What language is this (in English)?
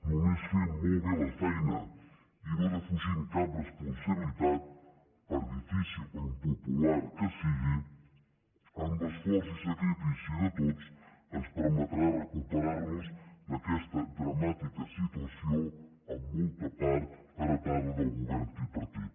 Catalan